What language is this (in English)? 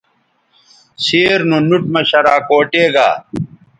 Bateri